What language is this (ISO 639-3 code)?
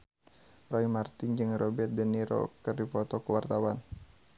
sun